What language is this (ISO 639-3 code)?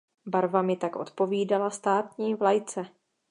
ces